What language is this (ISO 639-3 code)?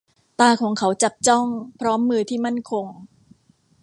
tha